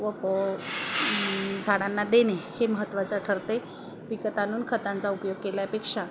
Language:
Marathi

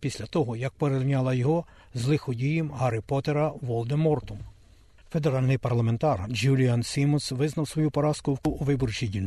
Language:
Ukrainian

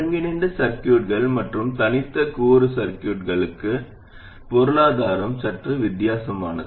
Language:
Tamil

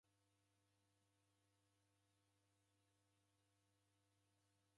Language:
Taita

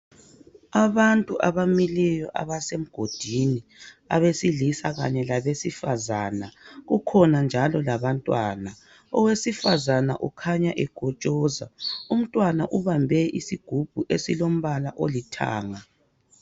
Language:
North Ndebele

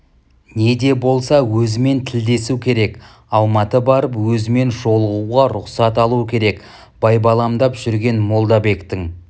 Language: Kazakh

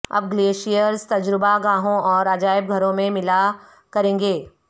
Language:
Urdu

